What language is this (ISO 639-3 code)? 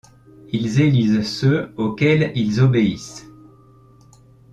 fra